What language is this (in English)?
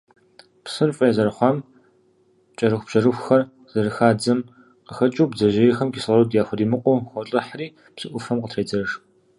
Kabardian